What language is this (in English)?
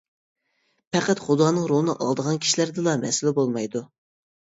Uyghur